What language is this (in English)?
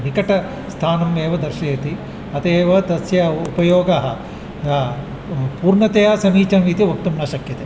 Sanskrit